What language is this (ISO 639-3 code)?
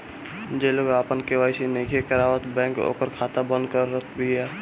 bho